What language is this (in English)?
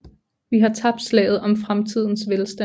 Danish